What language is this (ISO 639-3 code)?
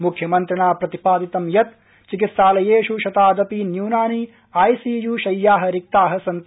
san